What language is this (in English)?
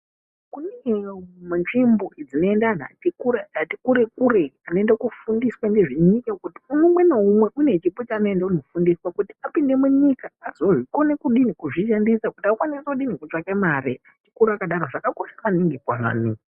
Ndau